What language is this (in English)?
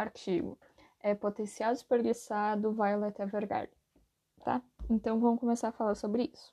Portuguese